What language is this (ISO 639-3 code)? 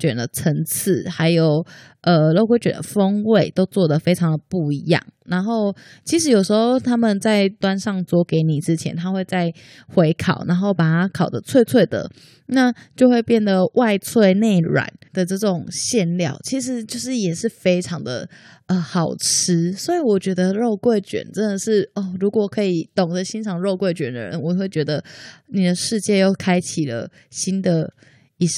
zho